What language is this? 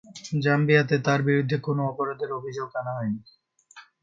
Bangla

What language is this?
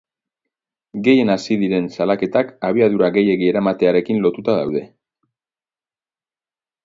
Basque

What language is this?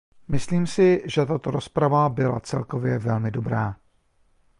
Czech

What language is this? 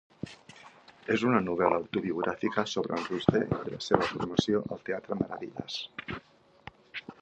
Catalan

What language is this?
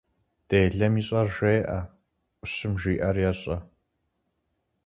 Kabardian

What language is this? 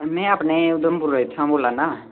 Dogri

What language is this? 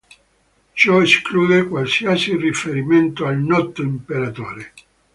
Italian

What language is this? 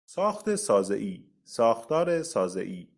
Persian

